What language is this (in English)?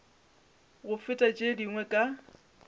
Northern Sotho